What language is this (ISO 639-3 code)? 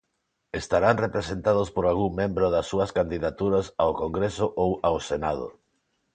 glg